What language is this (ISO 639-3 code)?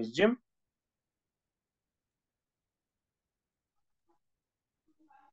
tur